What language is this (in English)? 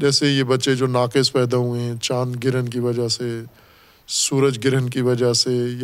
Urdu